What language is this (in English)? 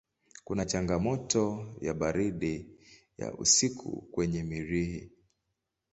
Swahili